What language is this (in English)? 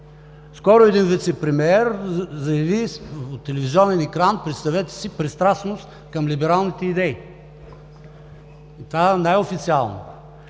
Bulgarian